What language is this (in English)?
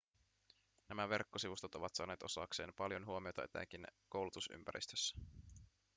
Finnish